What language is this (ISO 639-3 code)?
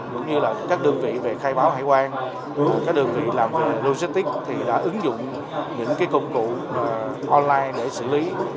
vie